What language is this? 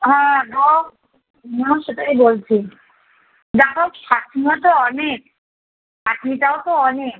Bangla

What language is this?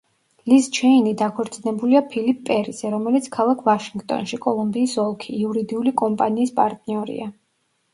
Georgian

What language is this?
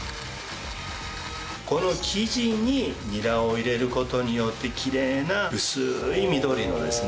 Japanese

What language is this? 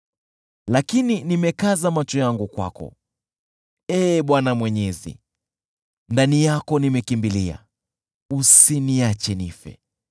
Swahili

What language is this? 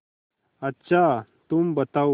Hindi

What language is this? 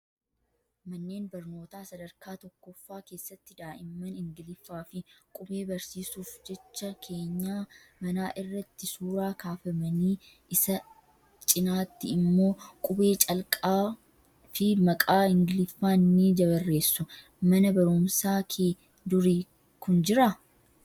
Oromo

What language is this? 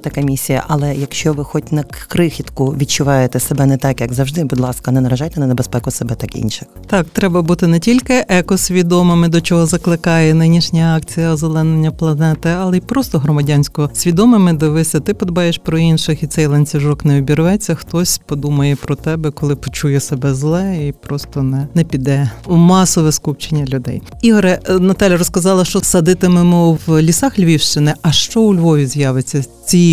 Ukrainian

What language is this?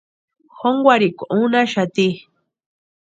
Western Highland Purepecha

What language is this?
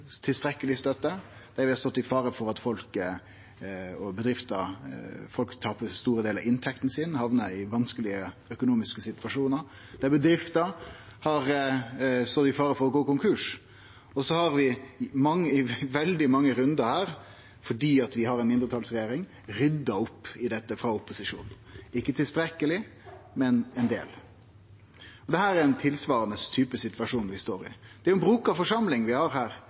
Norwegian Nynorsk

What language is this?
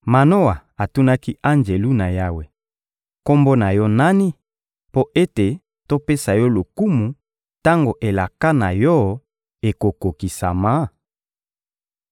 Lingala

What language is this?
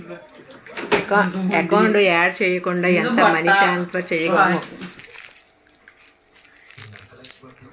Telugu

